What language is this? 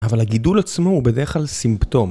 Hebrew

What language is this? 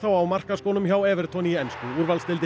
Icelandic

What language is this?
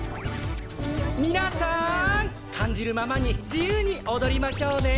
Japanese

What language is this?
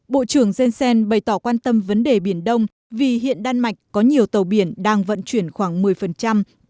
Vietnamese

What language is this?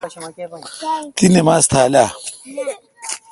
Kalkoti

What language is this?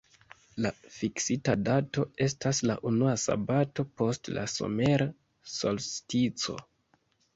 Esperanto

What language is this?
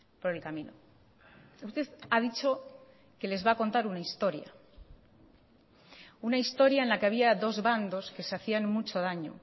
Spanish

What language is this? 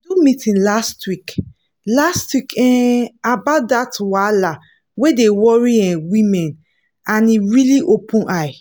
Nigerian Pidgin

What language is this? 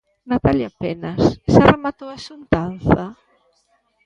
Galician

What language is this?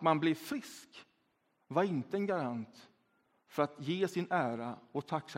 Swedish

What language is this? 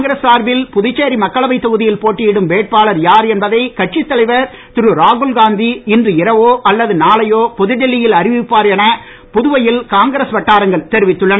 Tamil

